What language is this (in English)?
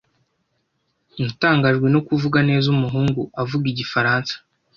Kinyarwanda